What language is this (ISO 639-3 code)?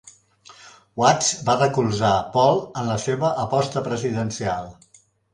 cat